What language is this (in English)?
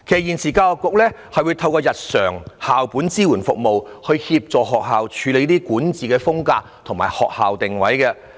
Cantonese